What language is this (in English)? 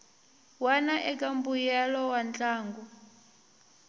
Tsonga